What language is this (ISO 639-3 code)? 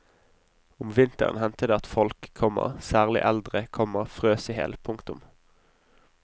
nor